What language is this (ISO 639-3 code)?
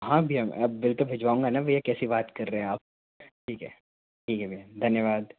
hin